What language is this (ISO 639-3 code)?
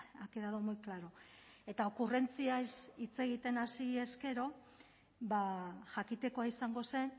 eus